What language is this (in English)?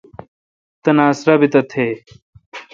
Kalkoti